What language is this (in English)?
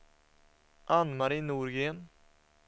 Swedish